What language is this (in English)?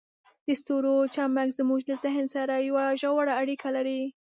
Pashto